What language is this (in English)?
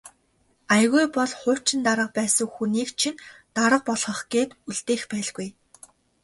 Mongolian